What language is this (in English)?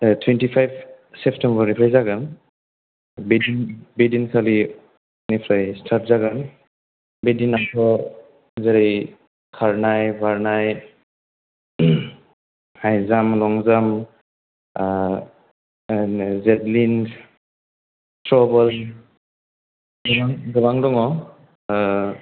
Bodo